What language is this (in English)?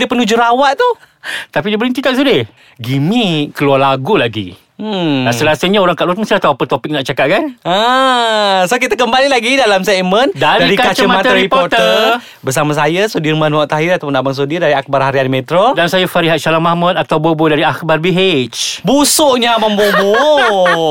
Malay